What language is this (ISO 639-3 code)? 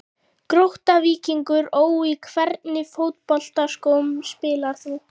isl